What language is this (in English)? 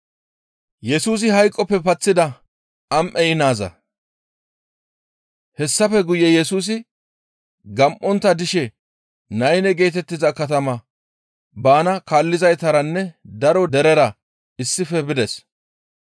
Gamo